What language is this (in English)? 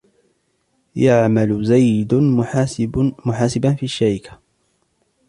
Arabic